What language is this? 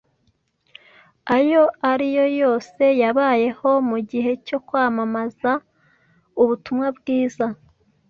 Kinyarwanda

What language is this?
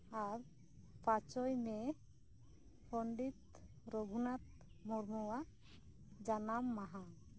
Santali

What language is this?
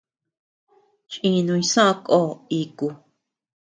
Tepeuxila Cuicatec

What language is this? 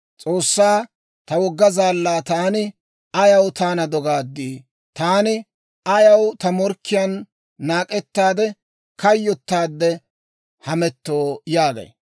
Dawro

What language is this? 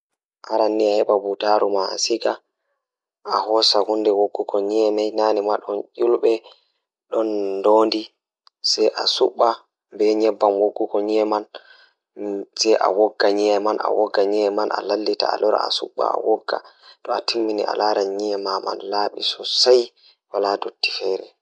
Fula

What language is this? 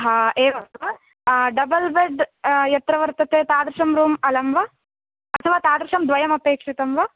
Sanskrit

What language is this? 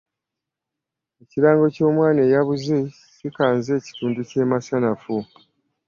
Ganda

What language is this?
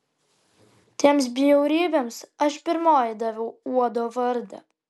Lithuanian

